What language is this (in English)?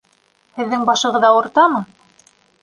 Bashkir